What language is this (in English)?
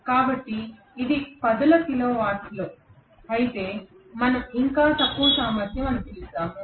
Telugu